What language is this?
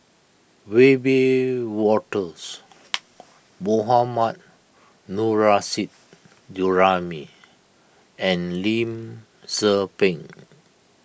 English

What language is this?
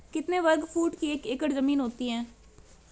Hindi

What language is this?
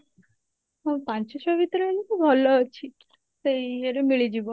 Odia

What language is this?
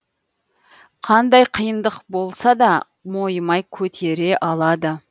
Kazakh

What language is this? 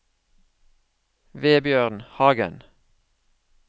Norwegian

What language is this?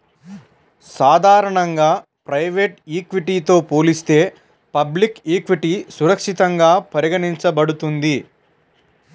Telugu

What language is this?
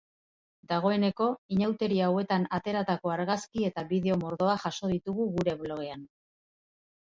Basque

